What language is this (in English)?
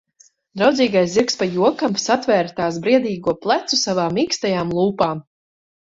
Latvian